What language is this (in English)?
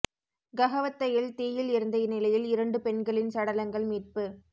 Tamil